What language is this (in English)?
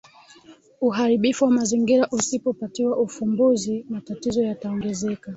Swahili